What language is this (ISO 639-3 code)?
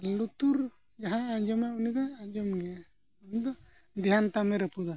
sat